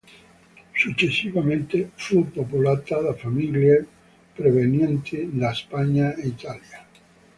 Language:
Italian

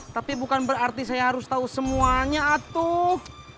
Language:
Indonesian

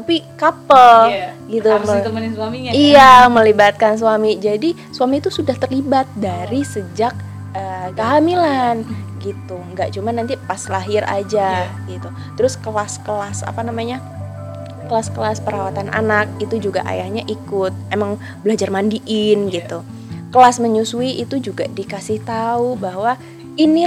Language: Indonesian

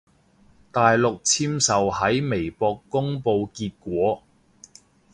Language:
Cantonese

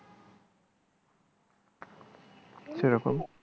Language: Bangla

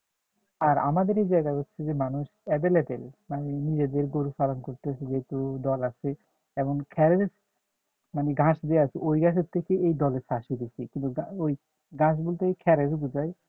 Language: Bangla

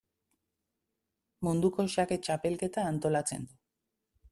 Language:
Basque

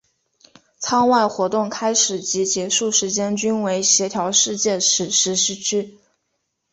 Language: Chinese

